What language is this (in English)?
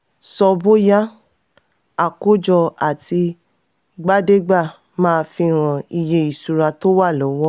Yoruba